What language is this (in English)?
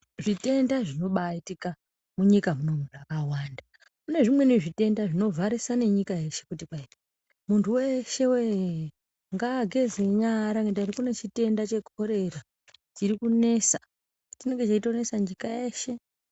Ndau